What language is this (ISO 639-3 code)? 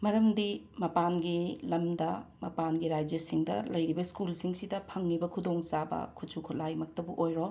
mni